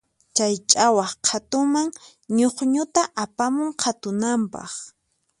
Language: Puno Quechua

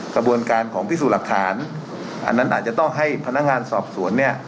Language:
Thai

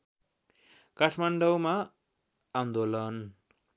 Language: Nepali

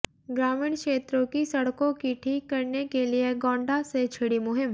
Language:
Hindi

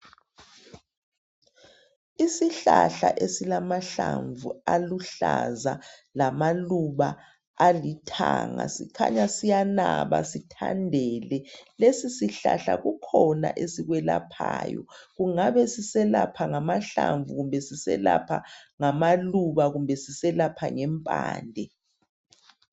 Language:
North Ndebele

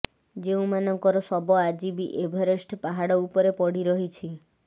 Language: Odia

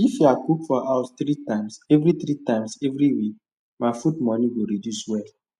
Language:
Nigerian Pidgin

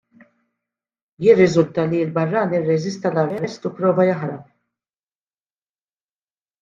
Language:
Maltese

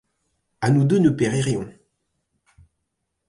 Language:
French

